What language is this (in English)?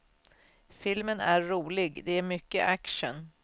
Swedish